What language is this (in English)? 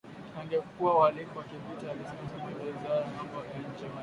Swahili